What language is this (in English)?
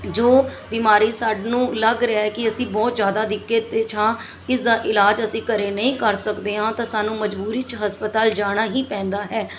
Punjabi